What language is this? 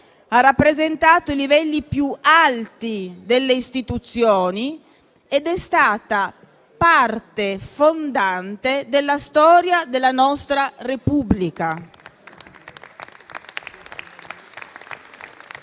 Italian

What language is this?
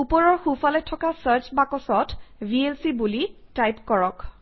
Assamese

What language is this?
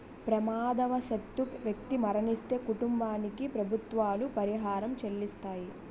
Telugu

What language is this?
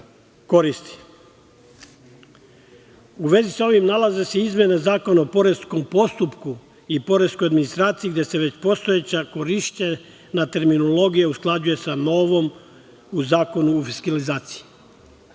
Serbian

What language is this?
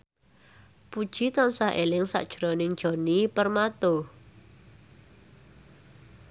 Javanese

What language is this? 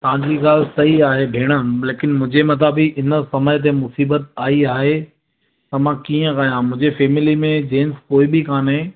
Sindhi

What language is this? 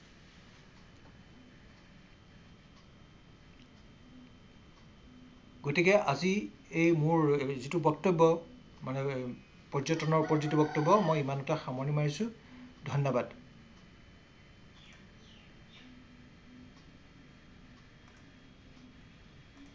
Assamese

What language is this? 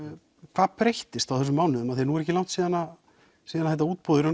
Icelandic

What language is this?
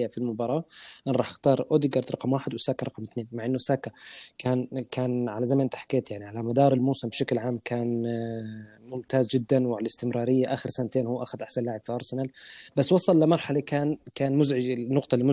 Arabic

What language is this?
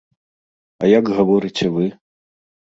Belarusian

